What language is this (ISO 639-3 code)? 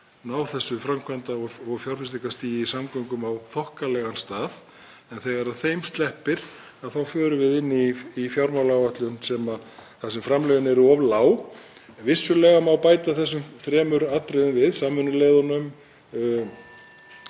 isl